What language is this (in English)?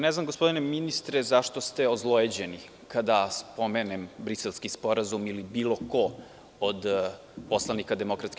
Serbian